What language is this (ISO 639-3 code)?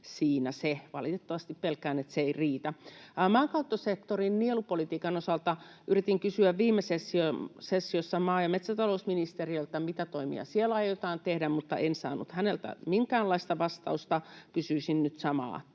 fin